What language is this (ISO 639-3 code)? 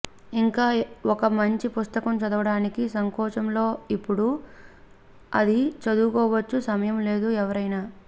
tel